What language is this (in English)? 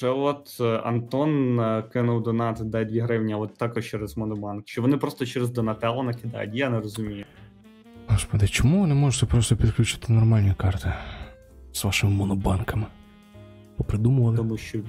Ukrainian